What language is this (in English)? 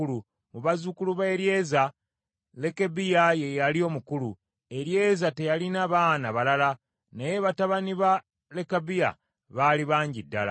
Ganda